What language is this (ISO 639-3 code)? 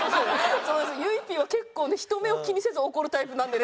jpn